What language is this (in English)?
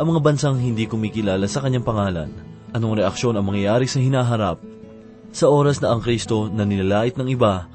Filipino